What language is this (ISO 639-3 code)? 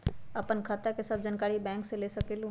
mag